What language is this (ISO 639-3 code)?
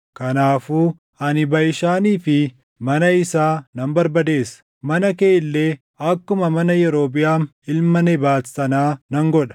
orm